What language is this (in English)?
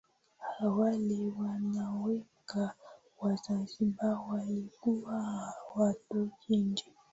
Swahili